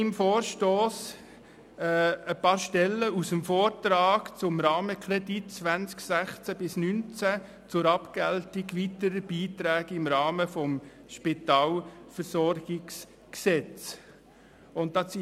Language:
Swiss German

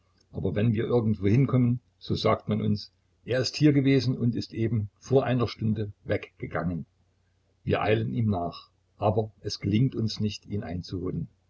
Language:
German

